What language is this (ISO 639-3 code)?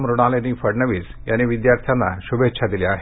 mar